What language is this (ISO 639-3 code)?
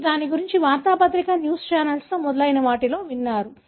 tel